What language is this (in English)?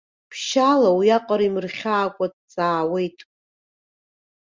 Abkhazian